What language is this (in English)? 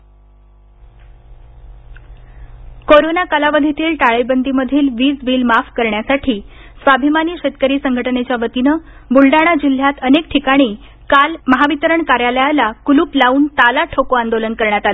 Marathi